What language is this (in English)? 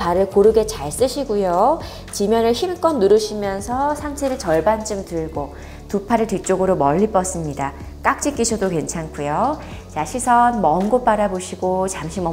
Korean